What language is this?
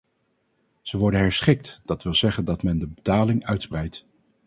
Dutch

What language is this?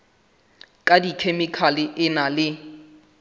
Southern Sotho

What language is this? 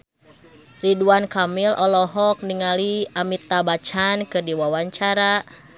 Sundanese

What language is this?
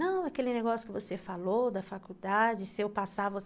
Portuguese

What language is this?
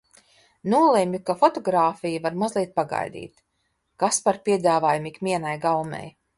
Latvian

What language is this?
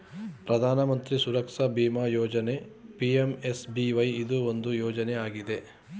Kannada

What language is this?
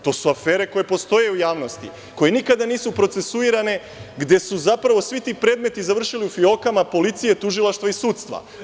Serbian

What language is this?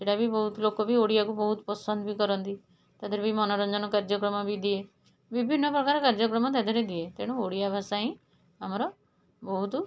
Odia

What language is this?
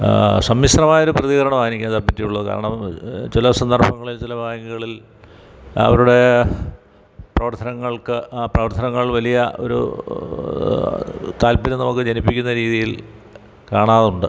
Malayalam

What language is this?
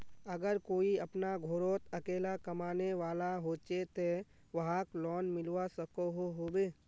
Magahi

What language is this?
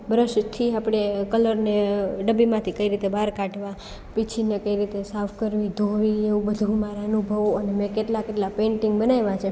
Gujarati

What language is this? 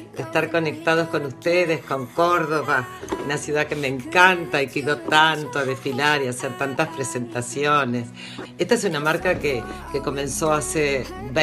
Spanish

